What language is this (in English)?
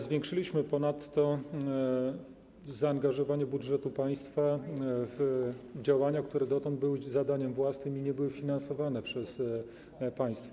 Polish